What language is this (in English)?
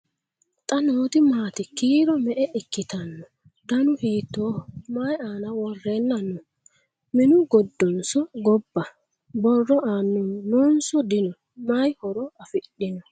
Sidamo